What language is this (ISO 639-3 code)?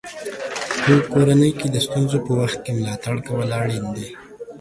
pus